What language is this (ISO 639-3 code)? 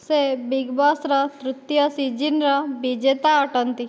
ori